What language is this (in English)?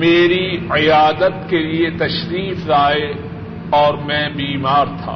Urdu